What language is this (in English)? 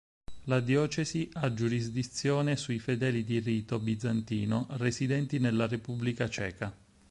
Italian